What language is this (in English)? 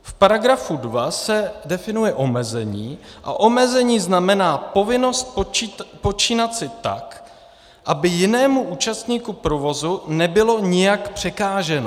Czech